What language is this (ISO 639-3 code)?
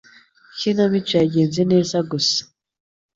kin